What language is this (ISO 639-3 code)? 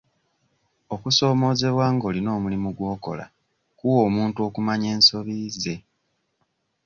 lug